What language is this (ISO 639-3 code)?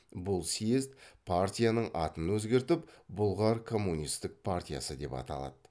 kaz